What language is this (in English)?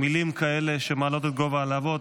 Hebrew